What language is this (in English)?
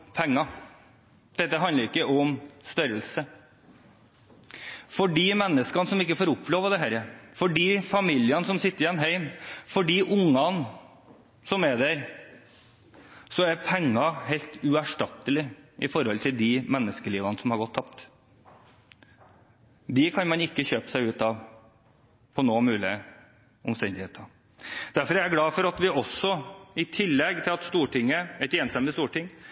Norwegian Bokmål